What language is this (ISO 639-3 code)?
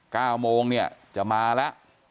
tha